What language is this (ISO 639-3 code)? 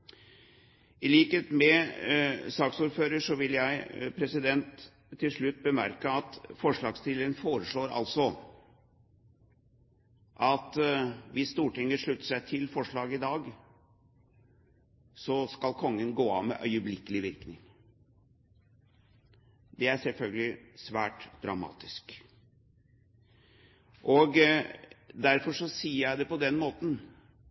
nob